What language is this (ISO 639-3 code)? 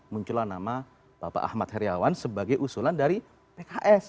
ind